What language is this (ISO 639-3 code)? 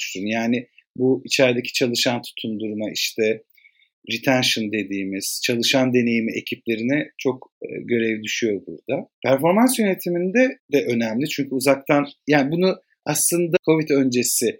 tur